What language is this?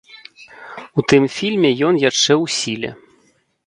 Belarusian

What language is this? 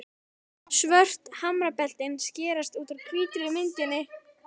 Icelandic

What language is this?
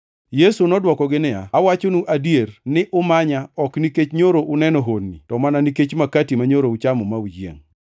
Luo (Kenya and Tanzania)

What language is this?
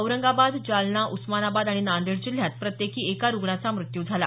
Marathi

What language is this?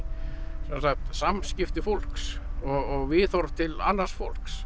Icelandic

